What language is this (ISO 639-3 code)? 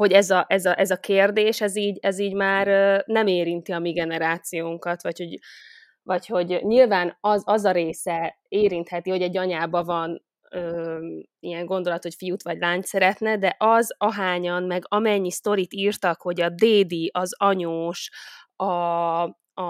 hun